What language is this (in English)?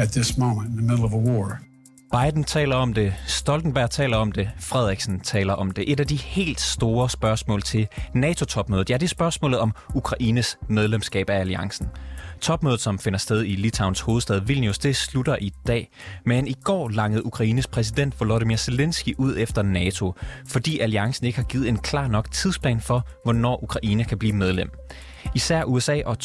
Danish